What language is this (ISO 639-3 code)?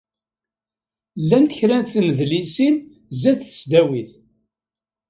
kab